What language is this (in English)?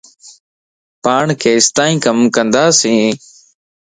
Lasi